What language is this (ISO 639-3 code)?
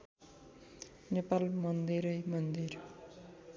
nep